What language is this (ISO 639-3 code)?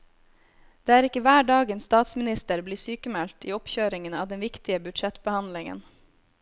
nor